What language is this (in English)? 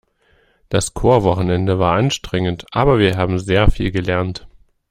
German